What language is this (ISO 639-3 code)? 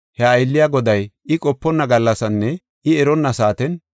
gof